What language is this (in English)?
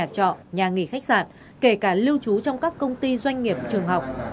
Vietnamese